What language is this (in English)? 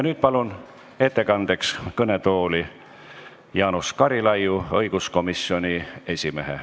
Estonian